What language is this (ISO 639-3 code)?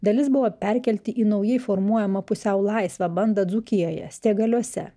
lit